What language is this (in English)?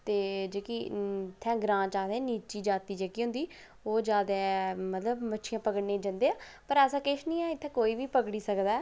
Dogri